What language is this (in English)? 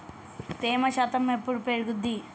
Telugu